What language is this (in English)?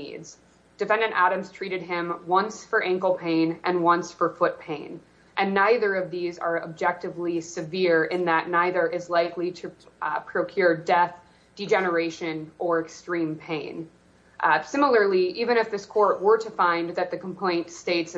English